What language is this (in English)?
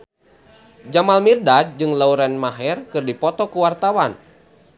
Sundanese